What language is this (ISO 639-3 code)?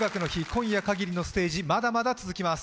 jpn